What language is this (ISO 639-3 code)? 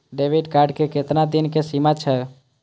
mai